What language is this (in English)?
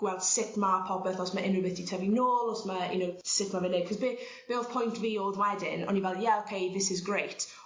Welsh